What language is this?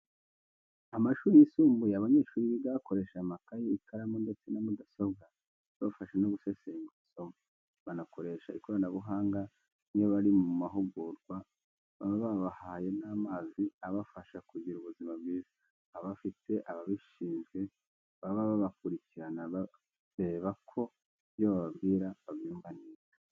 Kinyarwanda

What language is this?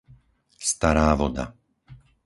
Slovak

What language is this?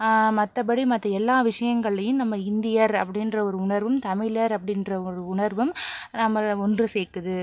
Tamil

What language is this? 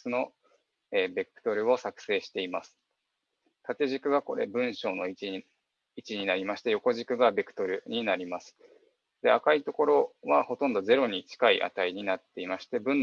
Japanese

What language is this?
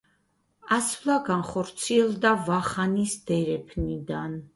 Georgian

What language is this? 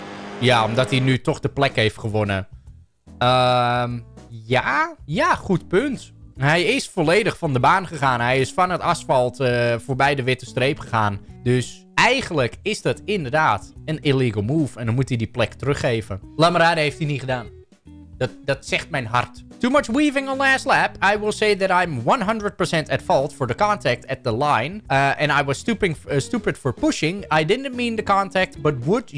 Dutch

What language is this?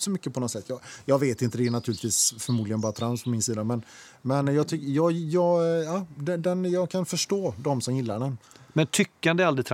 Swedish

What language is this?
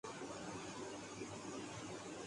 Urdu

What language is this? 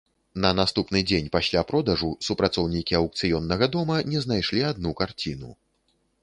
Belarusian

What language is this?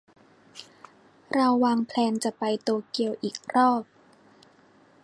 Thai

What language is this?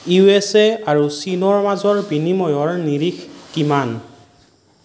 Assamese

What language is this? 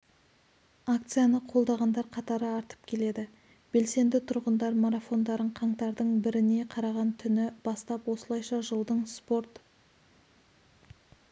Kazakh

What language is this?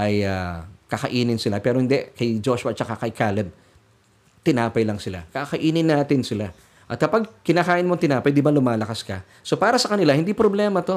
Filipino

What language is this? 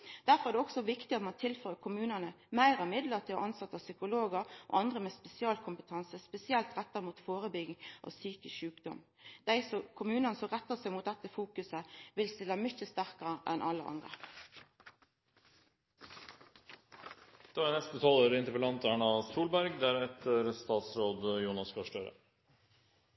Norwegian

